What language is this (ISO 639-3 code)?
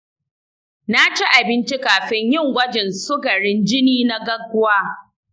hau